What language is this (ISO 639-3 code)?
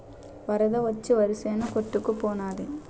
tel